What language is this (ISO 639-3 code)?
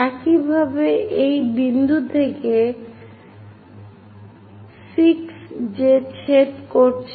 ben